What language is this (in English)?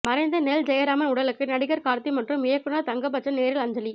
Tamil